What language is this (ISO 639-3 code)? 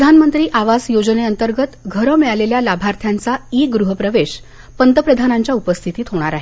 mar